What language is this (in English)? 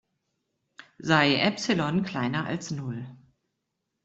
German